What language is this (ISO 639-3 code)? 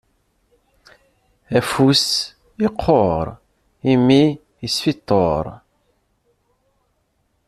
kab